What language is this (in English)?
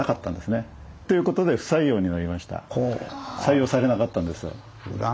Japanese